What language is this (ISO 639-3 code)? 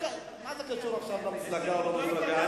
heb